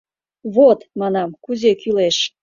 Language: Mari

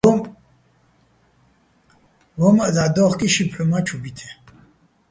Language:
Bats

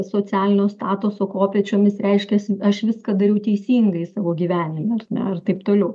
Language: Lithuanian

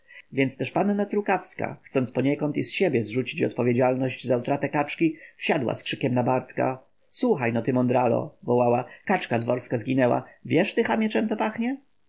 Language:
Polish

